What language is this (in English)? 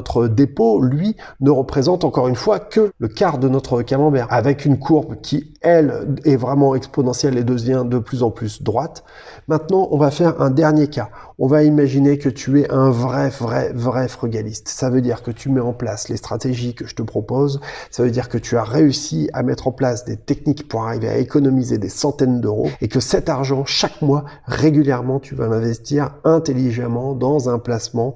French